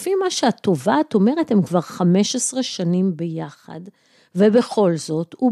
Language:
Hebrew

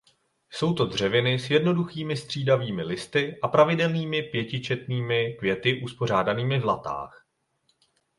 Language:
Czech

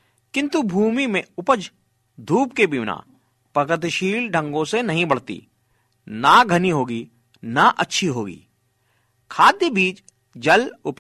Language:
Hindi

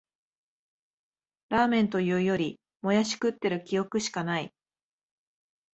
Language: Japanese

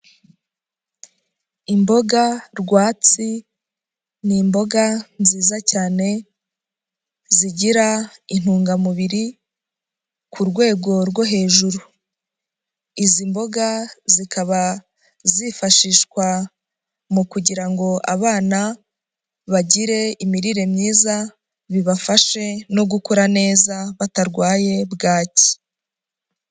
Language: Kinyarwanda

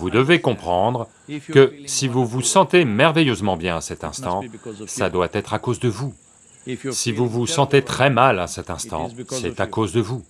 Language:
French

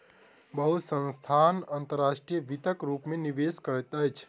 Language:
Maithili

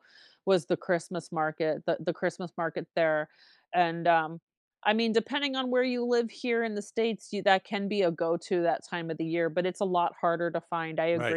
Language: English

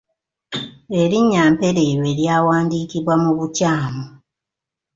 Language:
Ganda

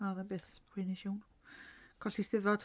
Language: Welsh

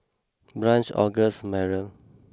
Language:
English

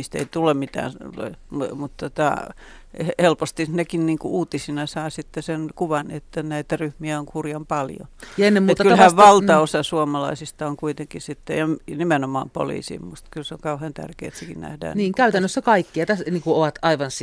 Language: Finnish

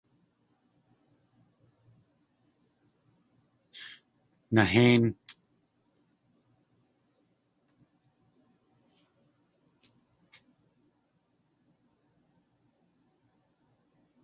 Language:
Tlingit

